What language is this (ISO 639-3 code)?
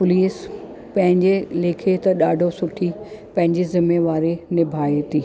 snd